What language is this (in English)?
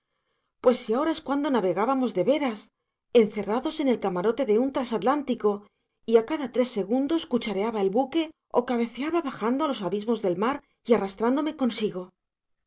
Spanish